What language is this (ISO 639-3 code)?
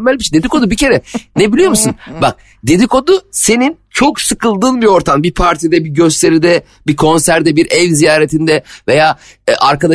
tur